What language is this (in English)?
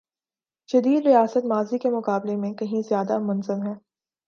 Urdu